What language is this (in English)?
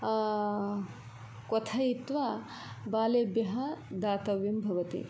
Sanskrit